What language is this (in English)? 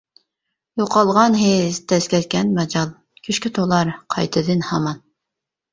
Uyghur